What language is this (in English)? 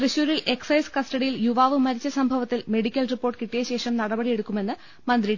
Malayalam